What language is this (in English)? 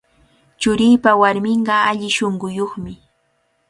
Cajatambo North Lima Quechua